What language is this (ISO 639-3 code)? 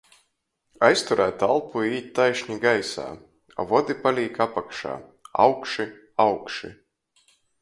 ltg